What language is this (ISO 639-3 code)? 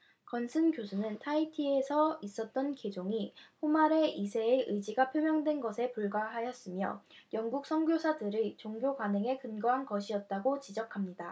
kor